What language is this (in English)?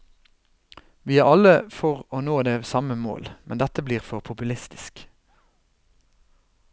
Norwegian